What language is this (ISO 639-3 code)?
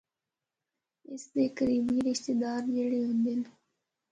hno